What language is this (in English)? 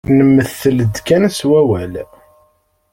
Kabyle